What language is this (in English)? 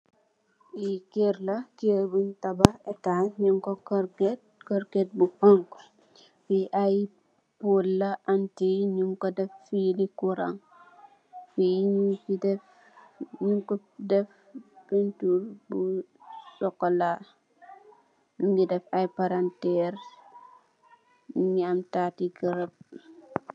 Wolof